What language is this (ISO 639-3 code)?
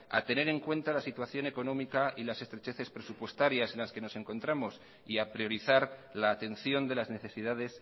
spa